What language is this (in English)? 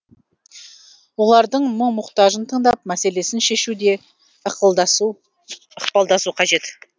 Kazakh